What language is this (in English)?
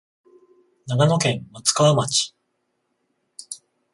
Japanese